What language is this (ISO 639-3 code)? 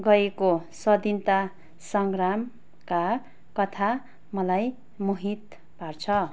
nep